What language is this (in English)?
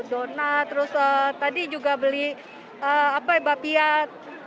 Indonesian